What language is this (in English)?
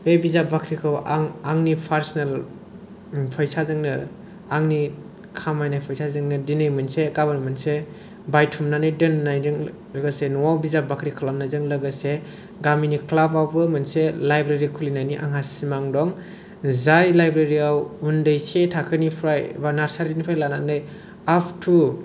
Bodo